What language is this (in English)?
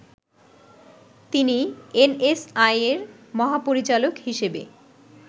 Bangla